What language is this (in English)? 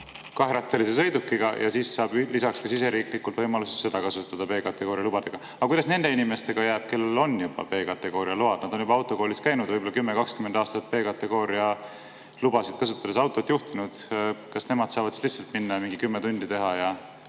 Estonian